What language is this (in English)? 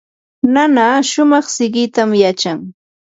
Yanahuanca Pasco Quechua